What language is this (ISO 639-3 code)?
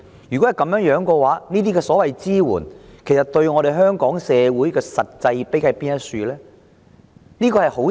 yue